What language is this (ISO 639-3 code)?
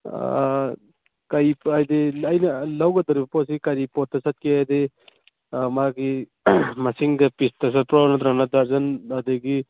mni